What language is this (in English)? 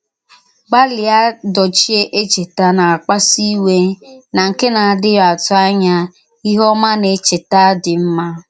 Igbo